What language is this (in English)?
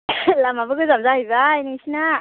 Bodo